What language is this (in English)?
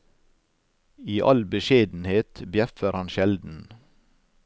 Norwegian